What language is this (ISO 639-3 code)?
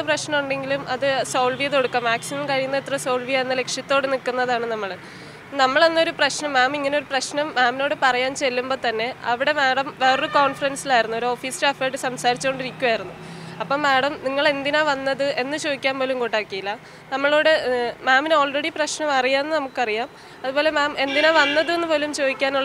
ara